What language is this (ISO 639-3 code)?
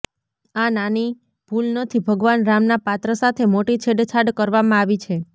guj